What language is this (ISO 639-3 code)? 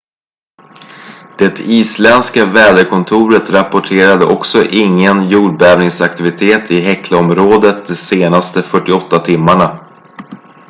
swe